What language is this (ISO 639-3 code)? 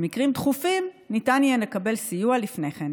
heb